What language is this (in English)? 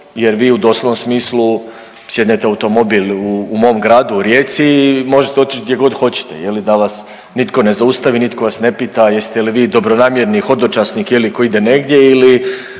Croatian